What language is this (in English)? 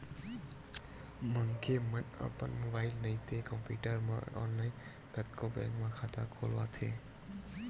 Chhattisgarhi